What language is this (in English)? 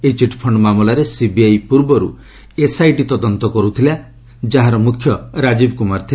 Odia